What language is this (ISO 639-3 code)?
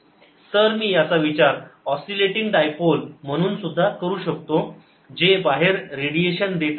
mar